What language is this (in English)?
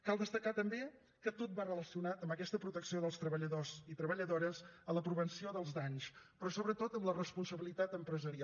Catalan